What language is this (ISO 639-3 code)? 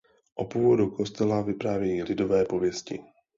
ces